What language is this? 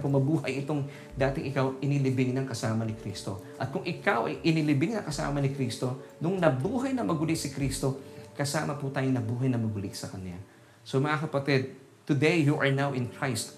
Filipino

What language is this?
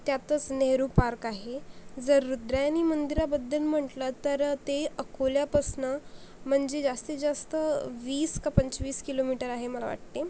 Marathi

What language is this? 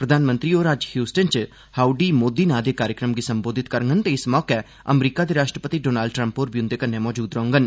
Dogri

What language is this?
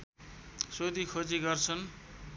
Nepali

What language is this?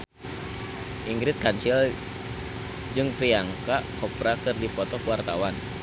Sundanese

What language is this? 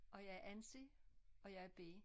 Danish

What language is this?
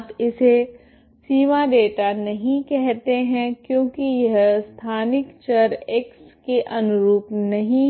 Hindi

